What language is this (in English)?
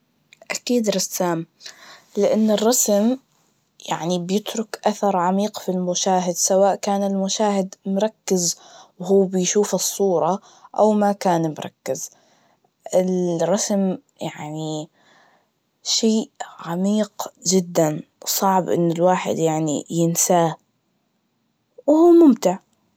Najdi Arabic